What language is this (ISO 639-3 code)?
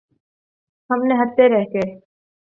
urd